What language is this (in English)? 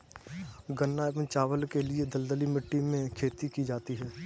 Hindi